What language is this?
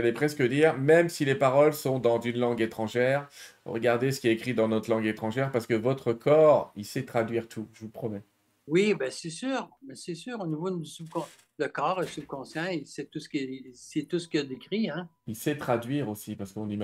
French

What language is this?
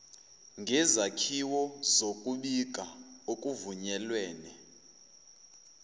Zulu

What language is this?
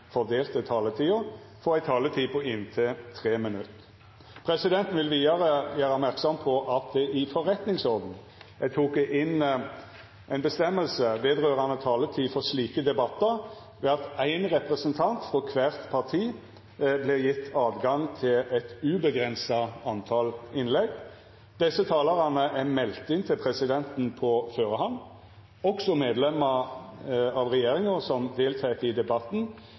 Norwegian Nynorsk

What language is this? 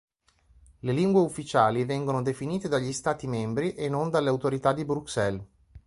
Italian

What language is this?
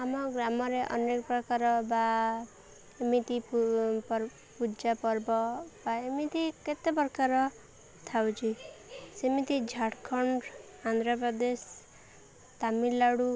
Odia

